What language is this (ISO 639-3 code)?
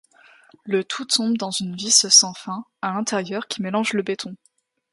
fra